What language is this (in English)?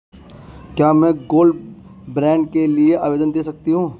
Hindi